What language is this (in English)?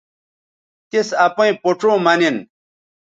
Bateri